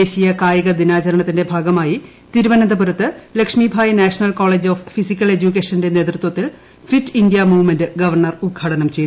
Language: Malayalam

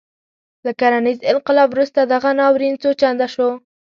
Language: Pashto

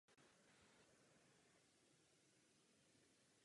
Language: Czech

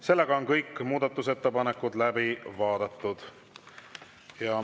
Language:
Estonian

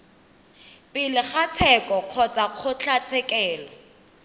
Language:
Tswana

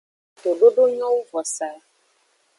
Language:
Aja (Benin)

